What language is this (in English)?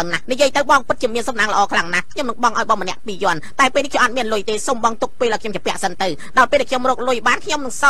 Thai